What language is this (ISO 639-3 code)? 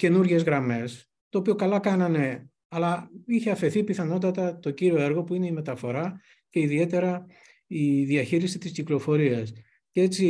ell